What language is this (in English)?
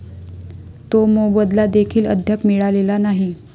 Marathi